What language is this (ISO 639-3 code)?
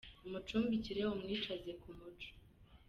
kin